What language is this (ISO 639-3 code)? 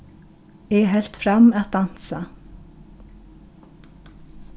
fao